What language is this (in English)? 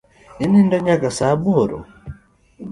Luo (Kenya and Tanzania)